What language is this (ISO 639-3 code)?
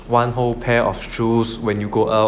eng